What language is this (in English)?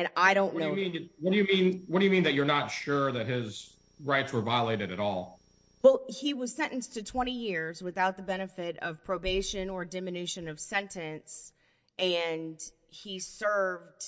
English